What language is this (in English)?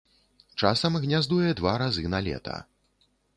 Belarusian